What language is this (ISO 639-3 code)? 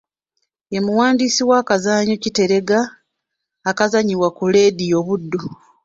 lug